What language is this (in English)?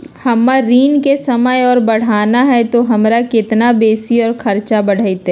Magahi